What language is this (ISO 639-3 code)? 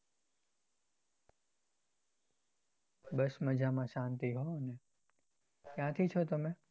guj